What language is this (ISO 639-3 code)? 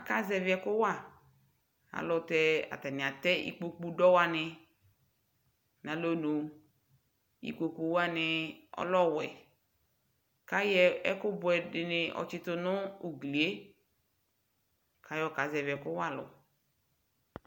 kpo